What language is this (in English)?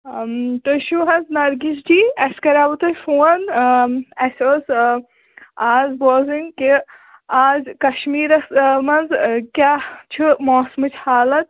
Kashmiri